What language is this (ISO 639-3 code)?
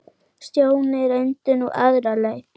isl